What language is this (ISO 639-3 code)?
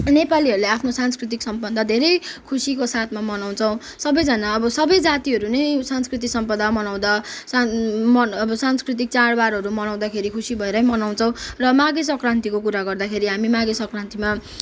nep